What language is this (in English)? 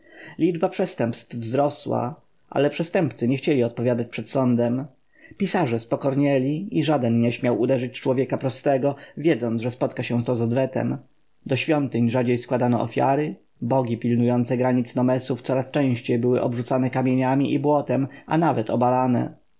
Polish